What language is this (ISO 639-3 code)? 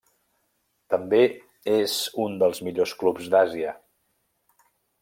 cat